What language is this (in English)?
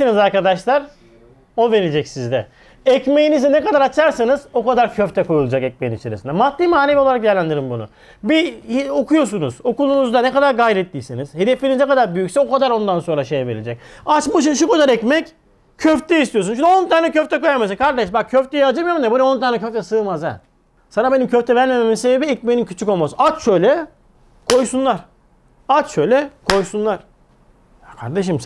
Turkish